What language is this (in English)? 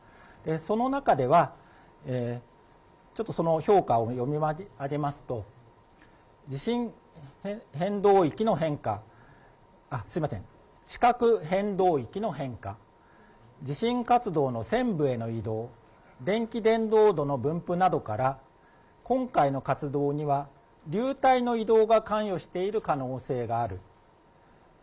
Japanese